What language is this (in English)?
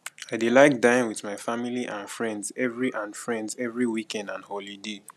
Nigerian Pidgin